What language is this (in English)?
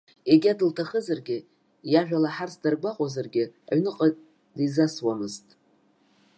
Abkhazian